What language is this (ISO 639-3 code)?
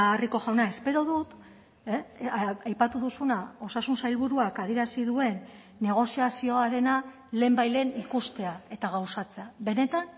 eus